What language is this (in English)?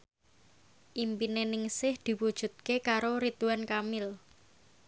Javanese